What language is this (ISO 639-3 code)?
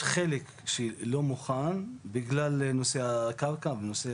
heb